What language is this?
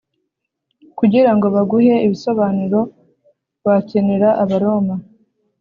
Kinyarwanda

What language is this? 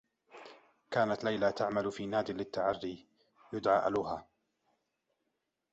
Arabic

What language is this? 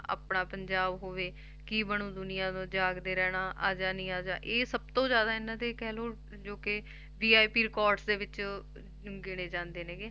Punjabi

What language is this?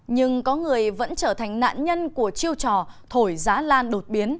Vietnamese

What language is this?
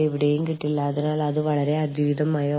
Malayalam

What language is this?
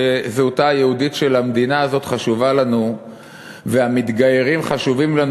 Hebrew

